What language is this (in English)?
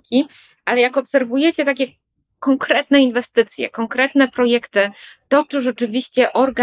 Polish